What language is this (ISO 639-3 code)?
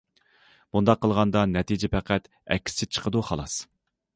uig